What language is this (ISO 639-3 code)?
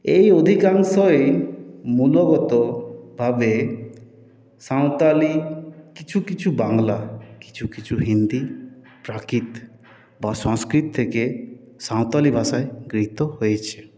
ben